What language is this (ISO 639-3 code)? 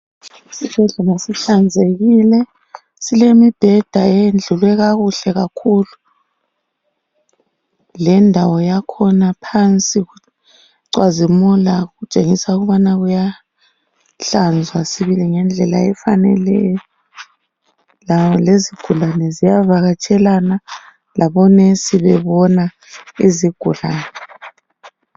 nde